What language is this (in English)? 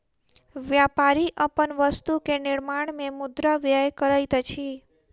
Maithili